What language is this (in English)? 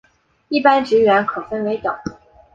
Chinese